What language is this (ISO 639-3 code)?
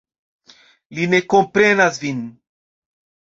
epo